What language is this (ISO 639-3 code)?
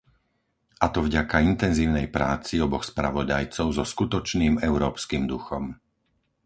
slk